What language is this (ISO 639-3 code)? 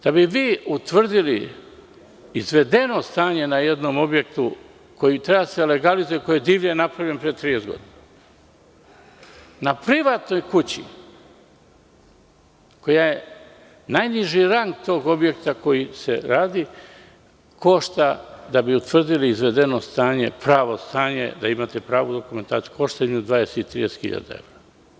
srp